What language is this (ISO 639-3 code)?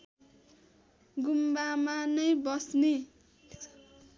nep